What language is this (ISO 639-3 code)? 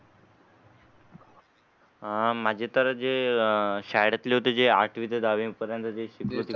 mar